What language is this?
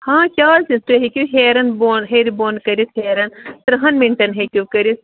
Kashmiri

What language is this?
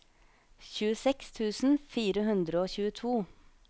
Norwegian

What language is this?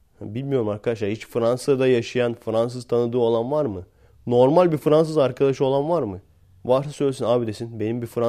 Turkish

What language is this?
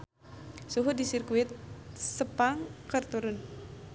Sundanese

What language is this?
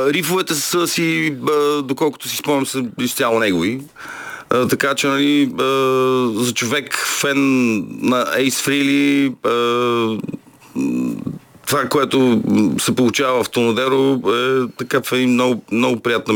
Bulgarian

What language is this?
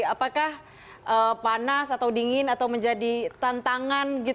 Indonesian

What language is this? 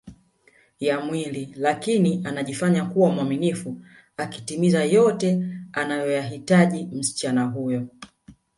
Swahili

